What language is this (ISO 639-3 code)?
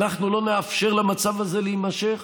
heb